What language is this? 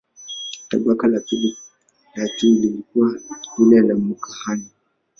Swahili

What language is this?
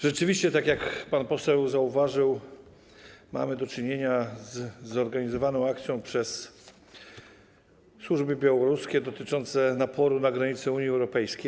Polish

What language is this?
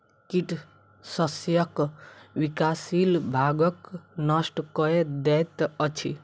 Maithili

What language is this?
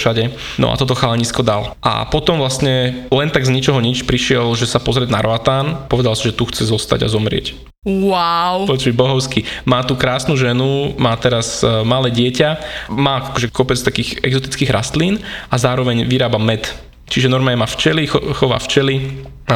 Slovak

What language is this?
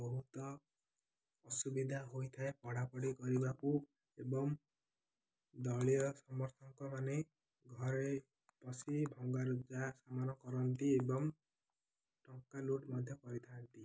Odia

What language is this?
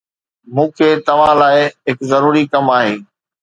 Sindhi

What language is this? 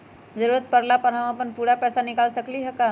Magahi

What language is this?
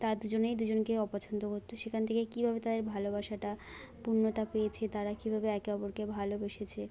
Bangla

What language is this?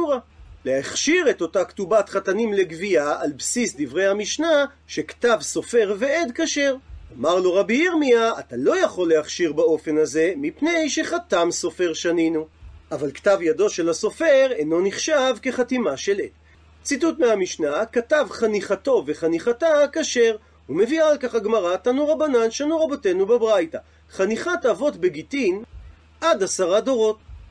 Hebrew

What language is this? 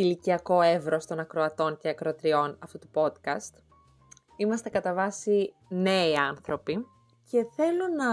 Greek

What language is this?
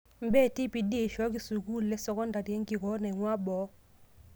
Masai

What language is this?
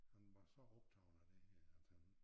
Danish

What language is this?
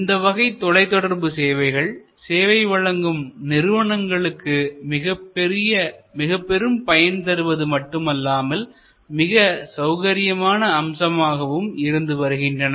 Tamil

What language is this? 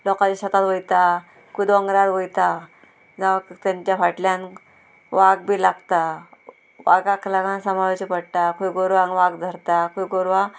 Konkani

